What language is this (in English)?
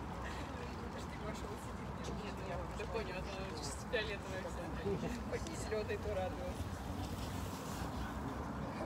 Russian